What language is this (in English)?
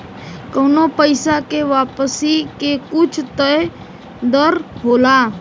Bhojpuri